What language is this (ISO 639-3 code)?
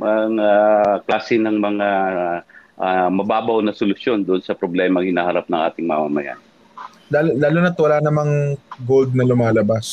fil